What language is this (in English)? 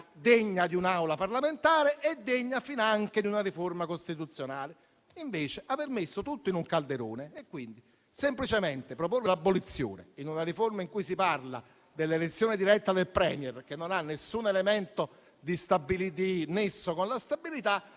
Italian